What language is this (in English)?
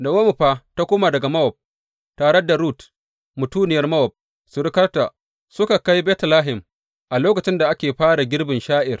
Hausa